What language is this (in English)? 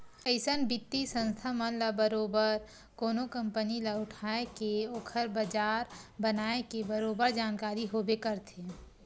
Chhattisgarhi